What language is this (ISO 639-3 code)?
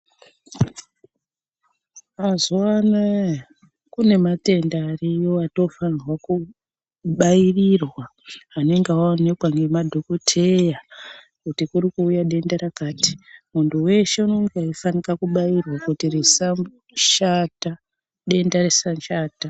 ndc